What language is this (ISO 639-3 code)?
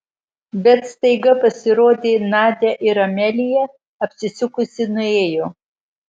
lit